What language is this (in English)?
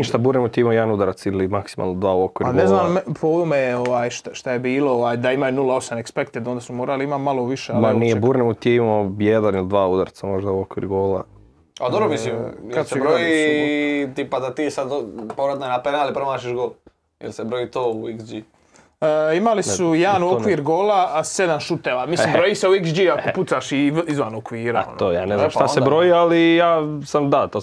Croatian